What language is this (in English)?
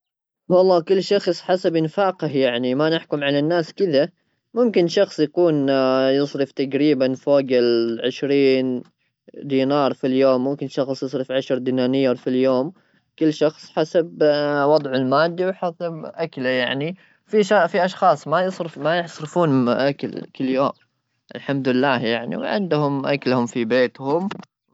Gulf Arabic